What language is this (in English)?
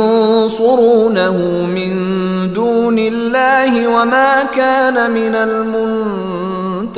Swahili